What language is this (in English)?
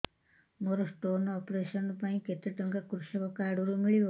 Odia